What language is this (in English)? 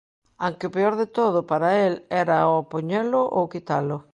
Galician